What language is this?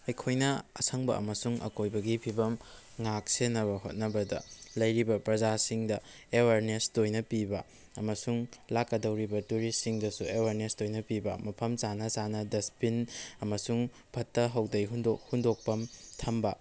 Manipuri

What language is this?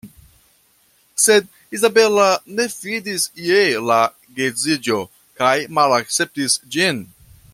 Esperanto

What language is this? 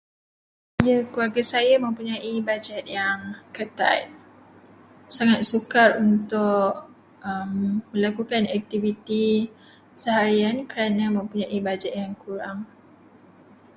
Malay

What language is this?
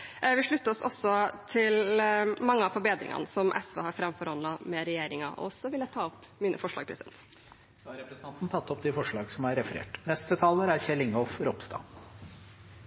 Norwegian Bokmål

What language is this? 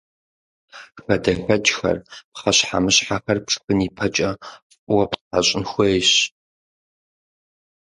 Kabardian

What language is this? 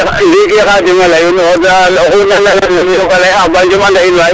Serer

